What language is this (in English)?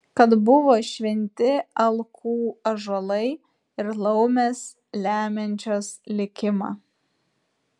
Lithuanian